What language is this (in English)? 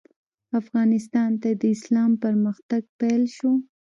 Pashto